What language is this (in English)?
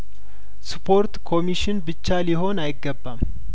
Amharic